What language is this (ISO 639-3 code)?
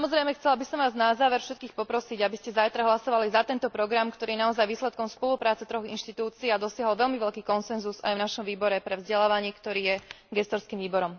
slk